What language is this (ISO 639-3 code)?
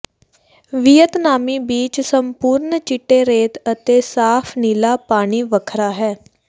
pan